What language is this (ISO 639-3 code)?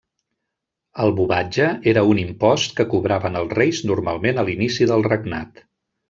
cat